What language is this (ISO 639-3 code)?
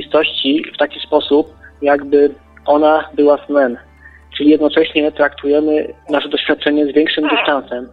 pol